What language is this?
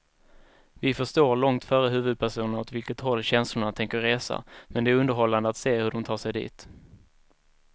Swedish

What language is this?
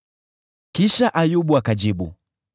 Swahili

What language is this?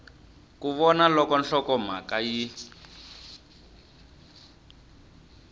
Tsonga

